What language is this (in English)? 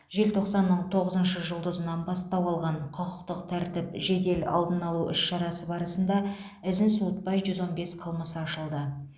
Kazakh